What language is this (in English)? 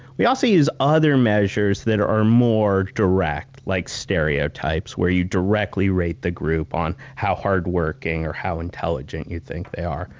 English